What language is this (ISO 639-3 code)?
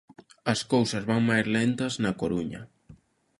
glg